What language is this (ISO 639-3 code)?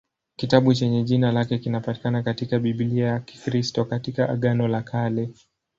swa